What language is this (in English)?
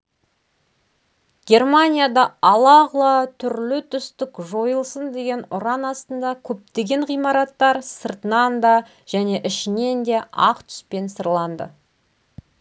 Kazakh